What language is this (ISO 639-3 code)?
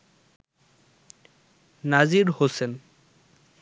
ben